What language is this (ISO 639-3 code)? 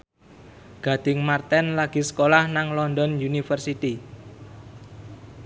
jav